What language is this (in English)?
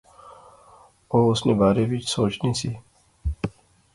Pahari-Potwari